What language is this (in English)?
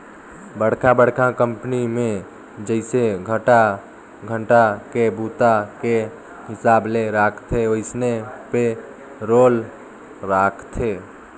Chhattisgarhi